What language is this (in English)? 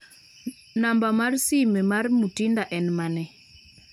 Luo (Kenya and Tanzania)